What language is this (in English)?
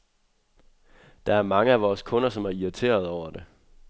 Danish